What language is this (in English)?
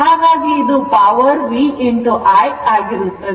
Kannada